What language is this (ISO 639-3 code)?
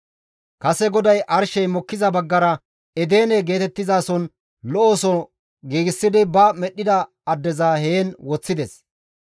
gmv